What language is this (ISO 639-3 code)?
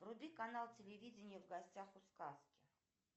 rus